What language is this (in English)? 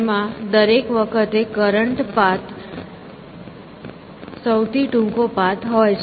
Gujarati